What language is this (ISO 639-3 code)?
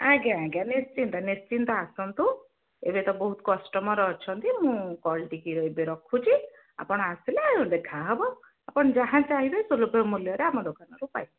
ori